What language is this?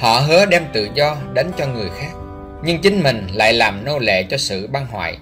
Vietnamese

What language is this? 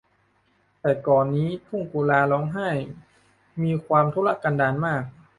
Thai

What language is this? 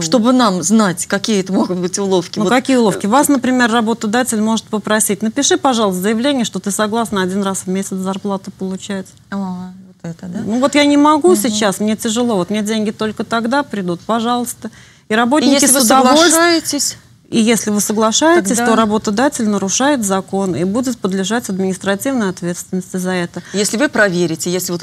Russian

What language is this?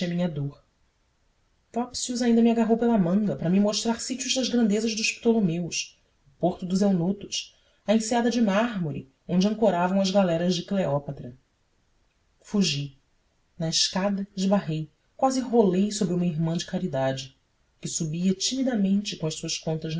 Portuguese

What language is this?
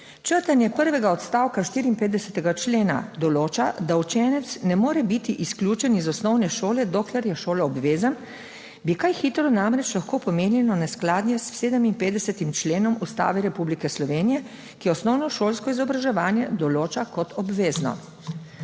Slovenian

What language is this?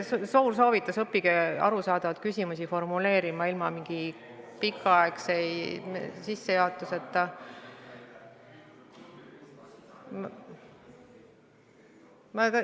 Estonian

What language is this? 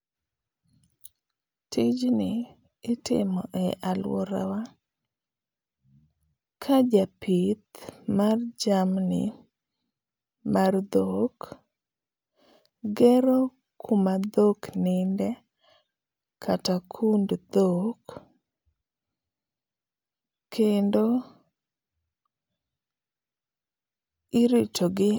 Luo (Kenya and Tanzania)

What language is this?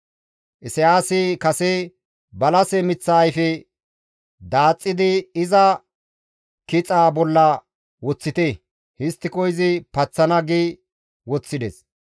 Gamo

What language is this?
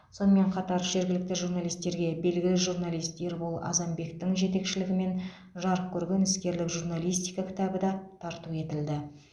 Kazakh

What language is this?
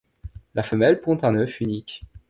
French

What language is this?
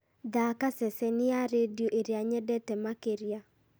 Kikuyu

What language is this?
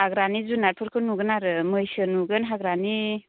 Bodo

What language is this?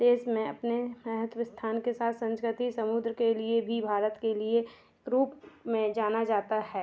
Hindi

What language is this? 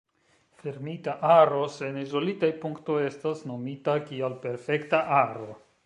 Esperanto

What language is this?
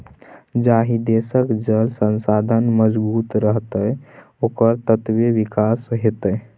Maithili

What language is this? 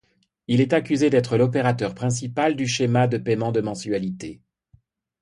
French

